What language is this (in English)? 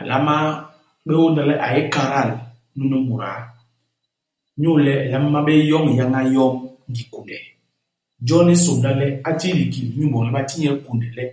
Basaa